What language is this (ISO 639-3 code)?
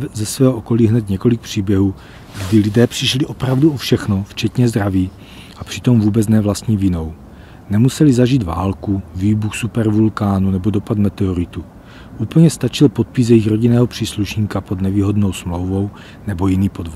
ces